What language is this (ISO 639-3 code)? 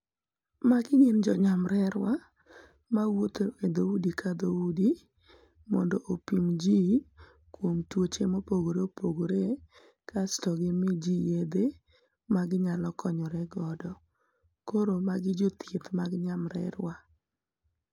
luo